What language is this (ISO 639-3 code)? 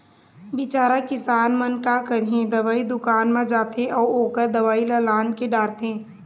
hne